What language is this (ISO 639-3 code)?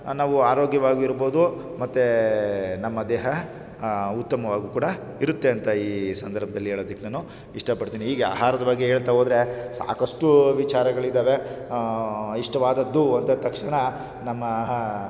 kan